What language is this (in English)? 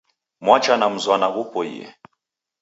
Taita